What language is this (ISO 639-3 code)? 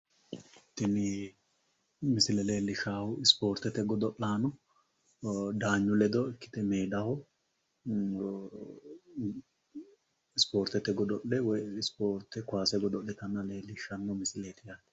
sid